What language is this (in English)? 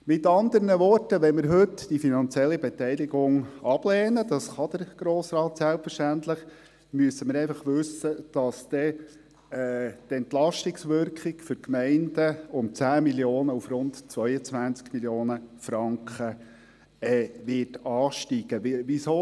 Swiss German